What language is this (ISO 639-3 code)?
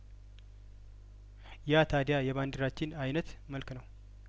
amh